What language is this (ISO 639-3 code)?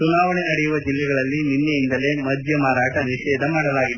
kan